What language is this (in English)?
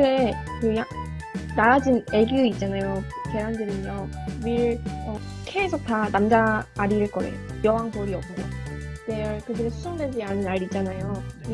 Korean